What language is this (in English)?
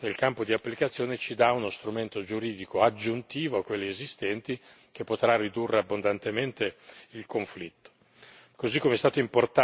Italian